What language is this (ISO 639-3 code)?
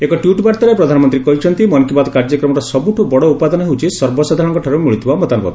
ori